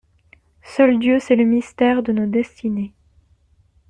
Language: French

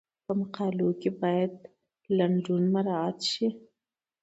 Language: Pashto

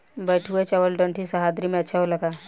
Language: Bhojpuri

